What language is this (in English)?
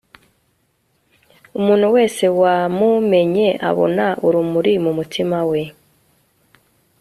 Kinyarwanda